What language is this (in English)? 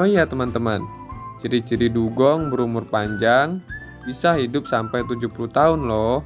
Indonesian